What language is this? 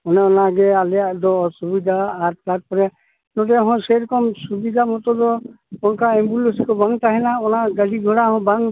Santali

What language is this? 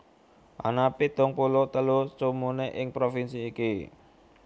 Javanese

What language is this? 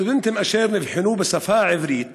Hebrew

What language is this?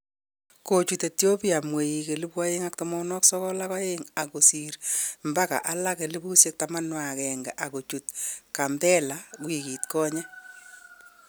Kalenjin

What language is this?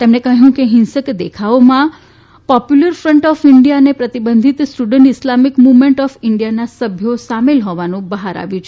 Gujarati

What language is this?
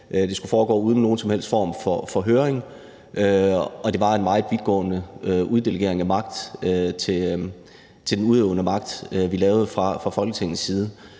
Danish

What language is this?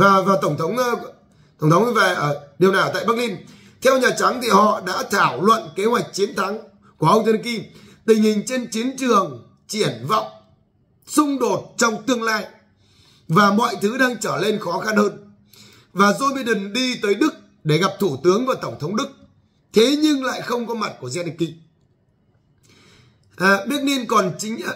Vietnamese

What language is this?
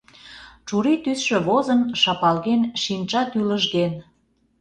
Mari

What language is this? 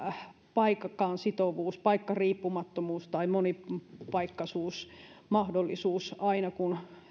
Finnish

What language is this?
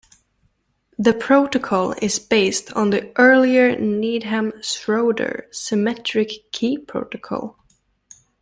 English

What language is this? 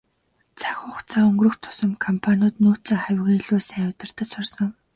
Mongolian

